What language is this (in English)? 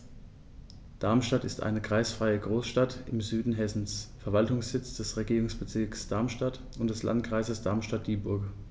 German